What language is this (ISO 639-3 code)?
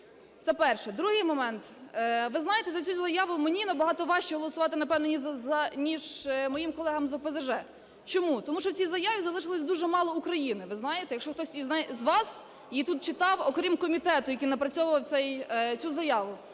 ukr